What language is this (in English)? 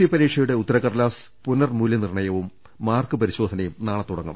Malayalam